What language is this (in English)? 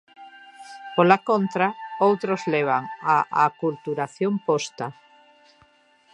Galician